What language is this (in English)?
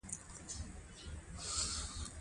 Pashto